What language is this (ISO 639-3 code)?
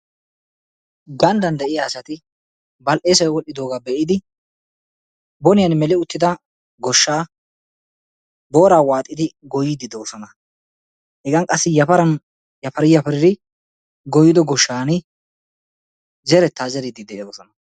wal